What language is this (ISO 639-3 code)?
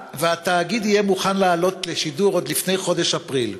heb